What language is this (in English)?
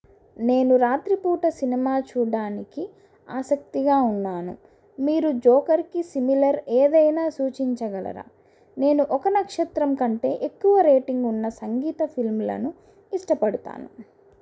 Telugu